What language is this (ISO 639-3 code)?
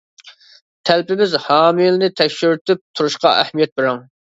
uig